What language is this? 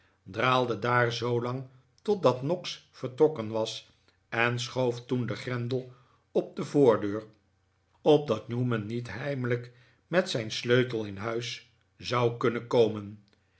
Dutch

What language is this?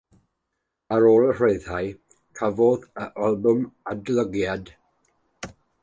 Welsh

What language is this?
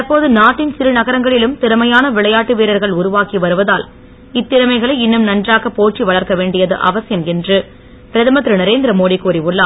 Tamil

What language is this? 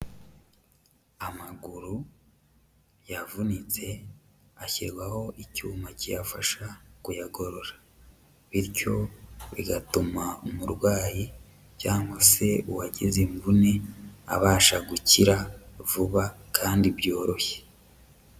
Kinyarwanda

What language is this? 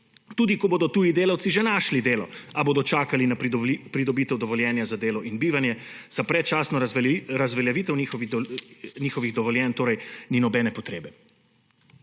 Slovenian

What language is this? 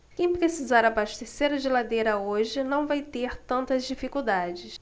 Portuguese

